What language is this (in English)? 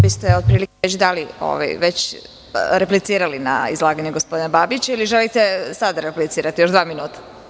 Serbian